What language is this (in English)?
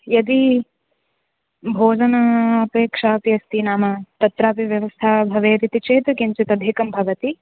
Sanskrit